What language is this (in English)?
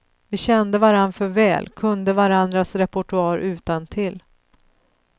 Swedish